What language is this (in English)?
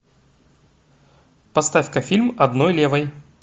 Russian